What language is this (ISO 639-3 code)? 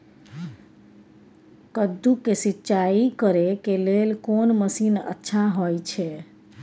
mai